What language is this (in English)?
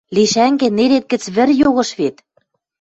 Western Mari